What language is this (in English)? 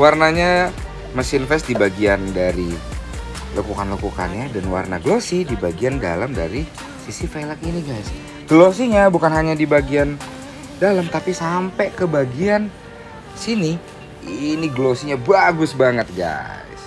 Indonesian